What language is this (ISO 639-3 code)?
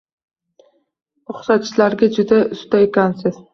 uzb